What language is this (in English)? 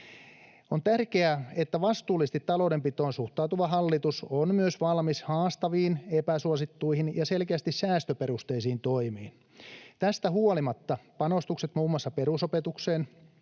Finnish